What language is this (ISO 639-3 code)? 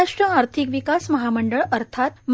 mar